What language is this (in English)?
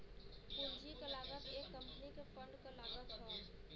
Bhojpuri